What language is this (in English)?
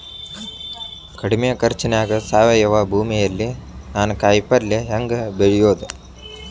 Kannada